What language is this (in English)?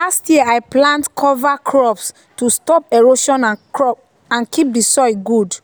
Nigerian Pidgin